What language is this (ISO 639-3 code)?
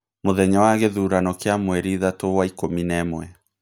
kik